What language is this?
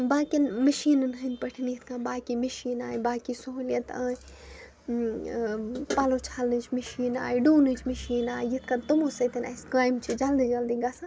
Kashmiri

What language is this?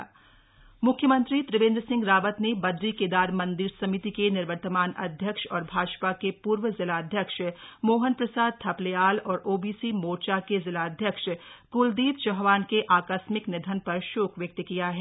Hindi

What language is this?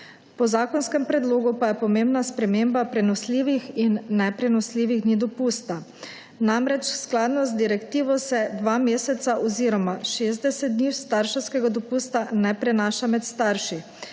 Slovenian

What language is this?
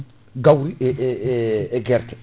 Fula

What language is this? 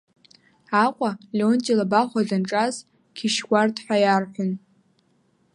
Abkhazian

